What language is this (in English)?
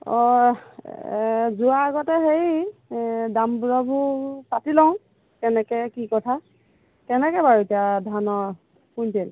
Assamese